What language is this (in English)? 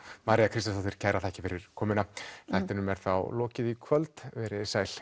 Icelandic